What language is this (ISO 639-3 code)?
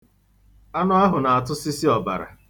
ibo